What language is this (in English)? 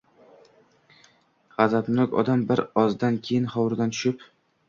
Uzbek